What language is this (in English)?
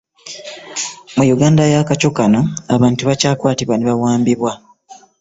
Ganda